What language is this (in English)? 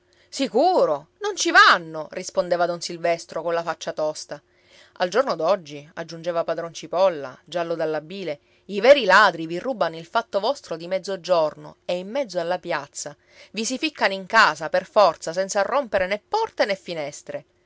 Italian